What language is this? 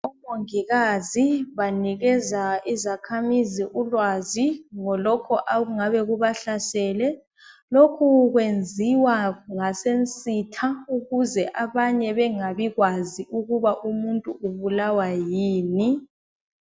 North Ndebele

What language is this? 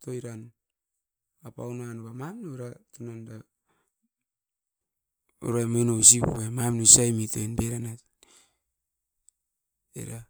Askopan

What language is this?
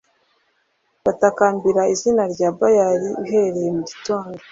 Kinyarwanda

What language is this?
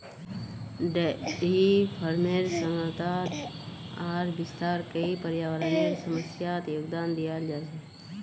Magahi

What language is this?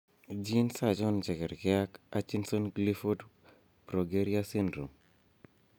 Kalenjin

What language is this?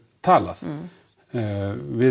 Icelandic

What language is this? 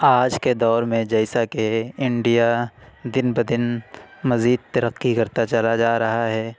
Urdu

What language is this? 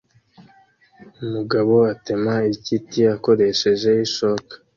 Kinyarwanda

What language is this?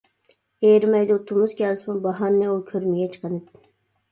Uyghur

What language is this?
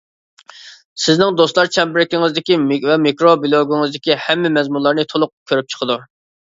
Uyghur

